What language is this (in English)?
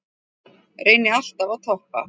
Icelandic